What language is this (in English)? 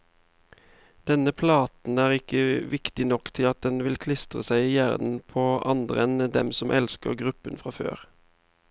Norwegian